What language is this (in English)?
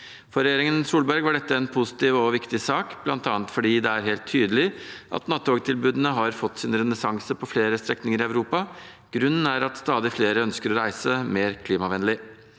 Norwegian